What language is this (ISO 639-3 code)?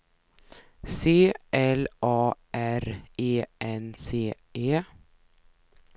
swe